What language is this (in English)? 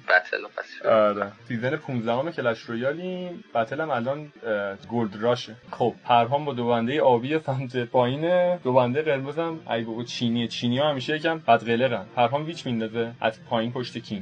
Persian